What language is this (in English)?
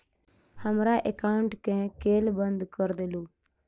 Maithili